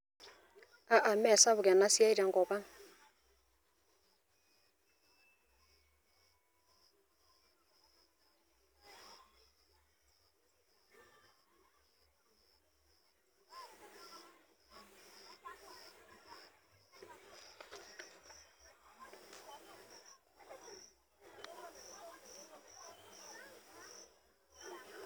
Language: Masai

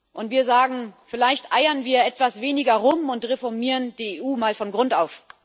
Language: German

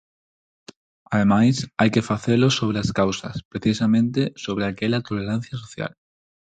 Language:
Galician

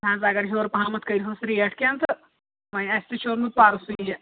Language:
Kashmiri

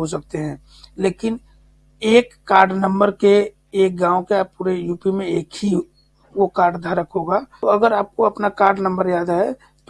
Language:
Hindi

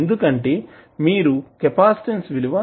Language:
Telugu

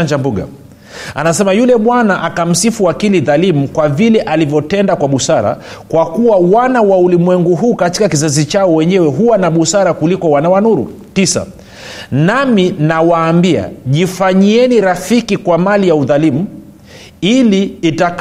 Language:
Swahili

